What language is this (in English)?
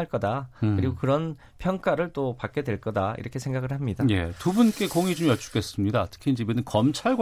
Korean